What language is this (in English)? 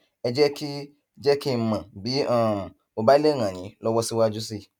Yoruba